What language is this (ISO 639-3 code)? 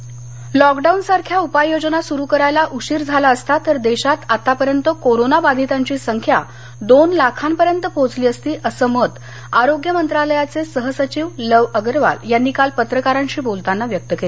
mar